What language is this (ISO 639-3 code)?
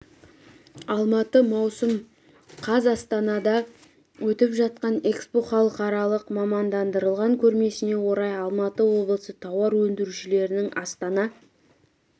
kaz